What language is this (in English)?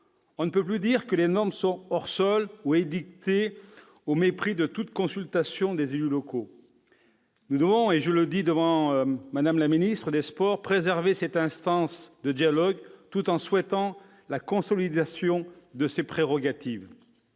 French